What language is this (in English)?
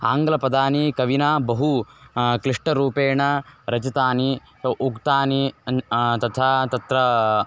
Sanskrit